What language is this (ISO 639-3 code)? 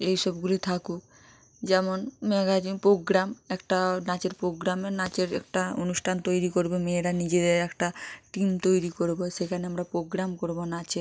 ben